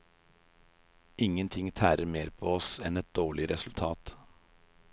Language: Norwegian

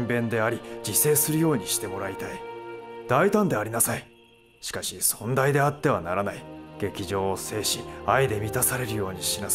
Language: Japanese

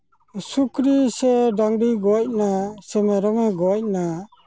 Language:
Santali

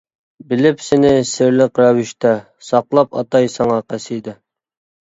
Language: Uyghur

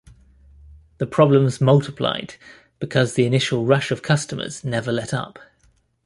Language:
English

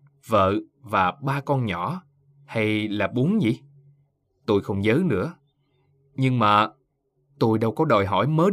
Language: Vietnamese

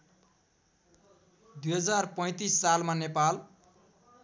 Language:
Nepali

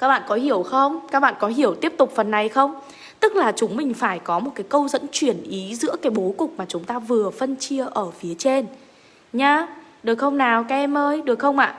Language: Vietnamese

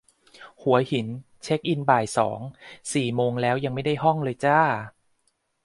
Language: Thai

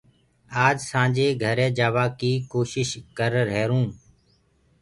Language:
Gurgula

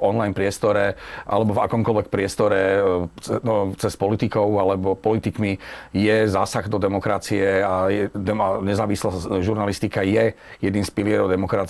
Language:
Slovak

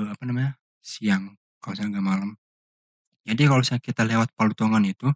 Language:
Indonesian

